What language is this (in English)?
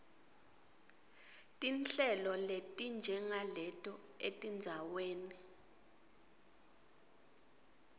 Swati